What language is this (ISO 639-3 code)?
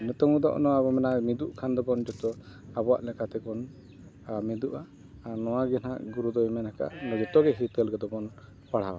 sat